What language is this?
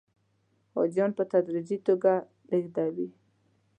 Pashto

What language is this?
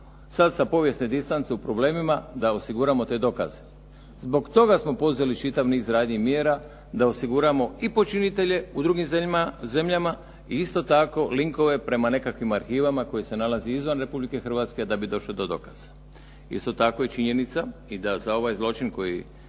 Croatian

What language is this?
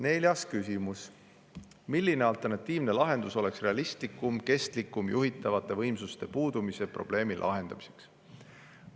Estonian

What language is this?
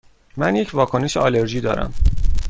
Persian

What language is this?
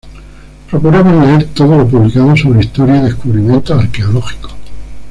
Spanish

